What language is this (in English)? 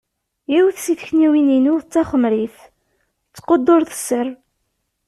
Kabyle